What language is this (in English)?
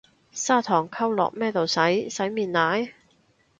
Cantonese